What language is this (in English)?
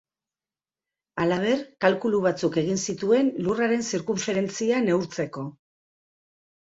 Basque